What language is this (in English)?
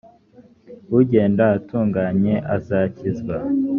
Kinyarwanda